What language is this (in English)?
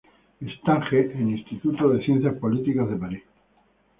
Spanish